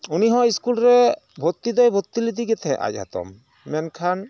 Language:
Santali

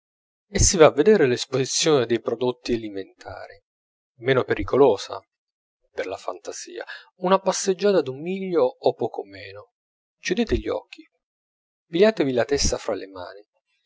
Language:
Italian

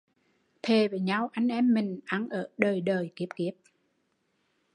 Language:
Vietnamese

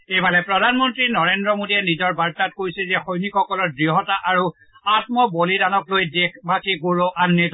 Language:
Assamese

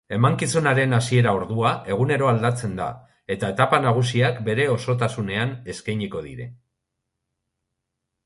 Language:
Basque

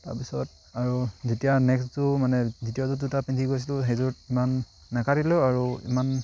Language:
Assamese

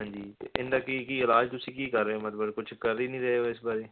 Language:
Punjabi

